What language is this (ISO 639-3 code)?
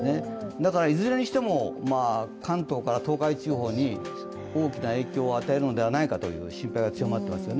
jpn